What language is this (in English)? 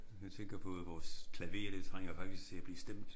Danish